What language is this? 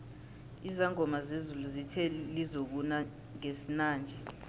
South Ndebele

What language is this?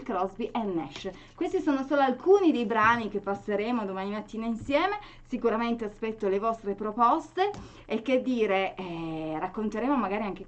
Italian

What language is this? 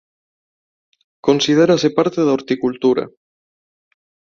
Galician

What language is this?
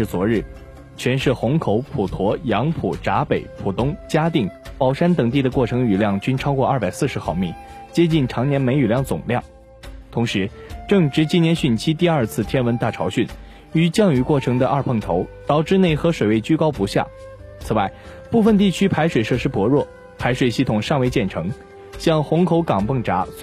Chinese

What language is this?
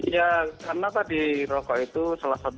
Indonesian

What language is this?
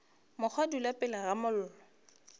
Northern Sotho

